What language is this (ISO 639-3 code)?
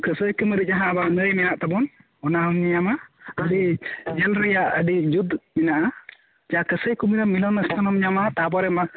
sat